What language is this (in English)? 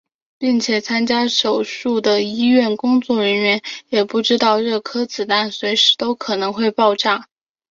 Chinese